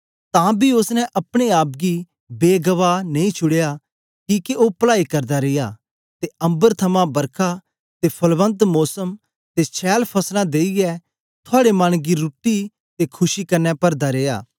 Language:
Dogri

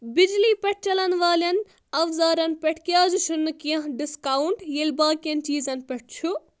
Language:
Kashmiri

